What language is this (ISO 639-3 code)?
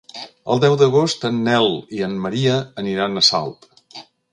cat